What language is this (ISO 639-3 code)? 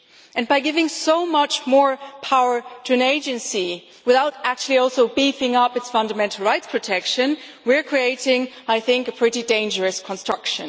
eng